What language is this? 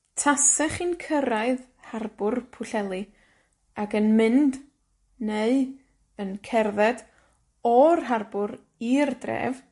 Welsh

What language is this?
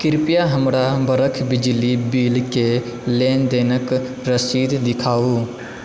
Maithili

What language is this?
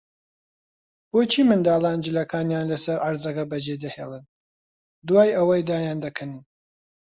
Central Kurdish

